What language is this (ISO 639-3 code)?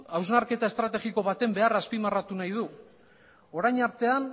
eus